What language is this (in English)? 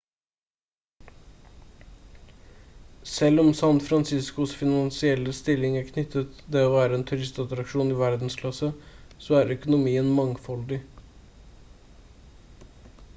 Norwegian Bokmål